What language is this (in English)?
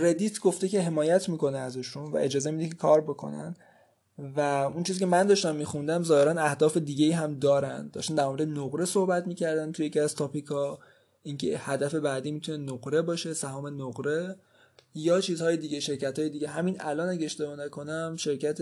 Persian